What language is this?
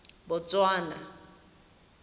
Tswana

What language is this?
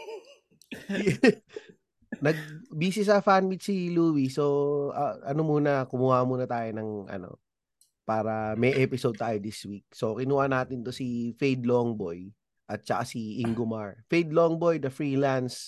Filipino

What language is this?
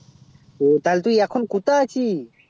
Bangla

